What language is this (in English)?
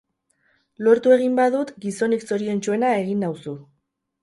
Basque